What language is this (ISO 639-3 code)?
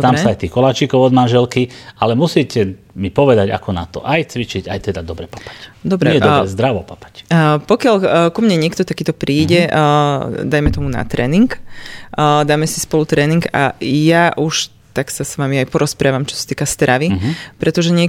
slk